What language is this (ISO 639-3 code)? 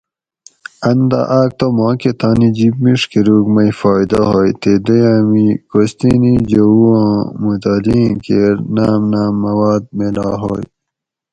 gwc